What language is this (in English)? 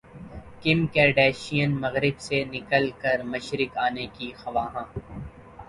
Urdu